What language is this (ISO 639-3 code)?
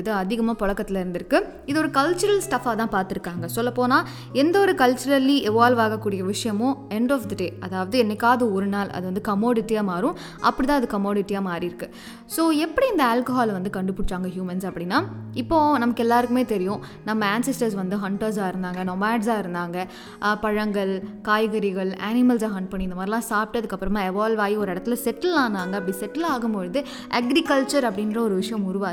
tam